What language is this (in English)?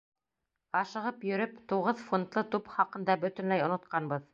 Bashkir